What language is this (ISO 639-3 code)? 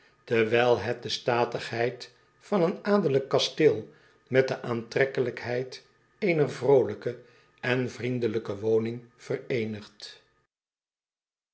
nld